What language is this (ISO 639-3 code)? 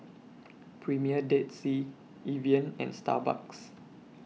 eng